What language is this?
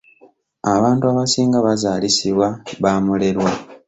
Ganda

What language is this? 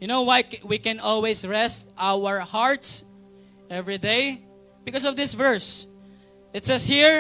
Filipino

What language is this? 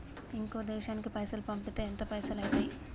Telugu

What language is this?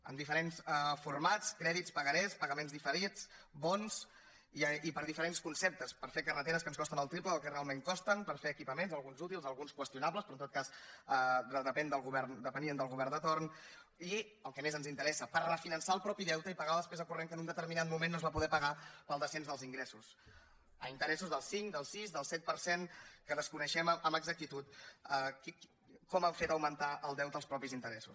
Catalan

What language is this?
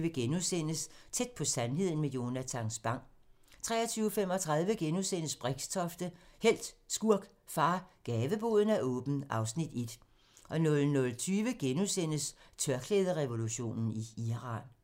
Danish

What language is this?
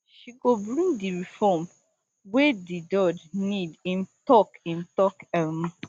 Nigerian Pidgin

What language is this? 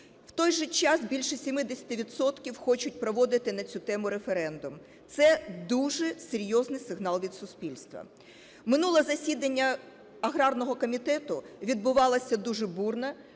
Ukrainian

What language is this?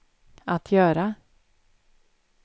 Swedish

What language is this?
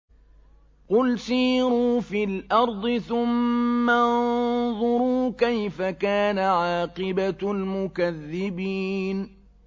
Arabic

